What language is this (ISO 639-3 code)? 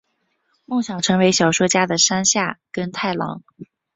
zho